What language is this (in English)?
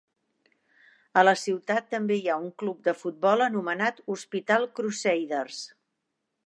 Catalan